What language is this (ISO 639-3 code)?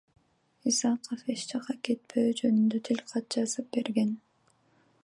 kir